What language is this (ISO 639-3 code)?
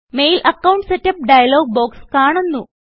mal